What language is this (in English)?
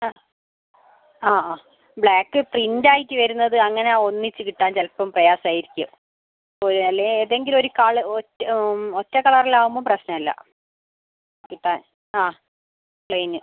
Malayalam